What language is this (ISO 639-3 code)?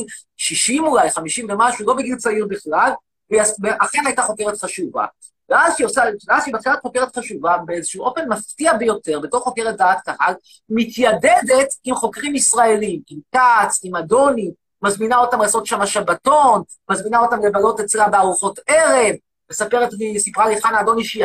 heb